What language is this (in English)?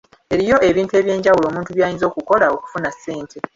Ganda